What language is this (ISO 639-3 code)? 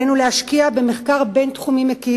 heb